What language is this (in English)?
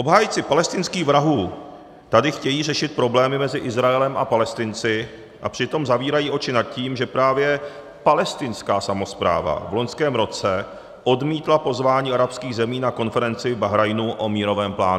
Czech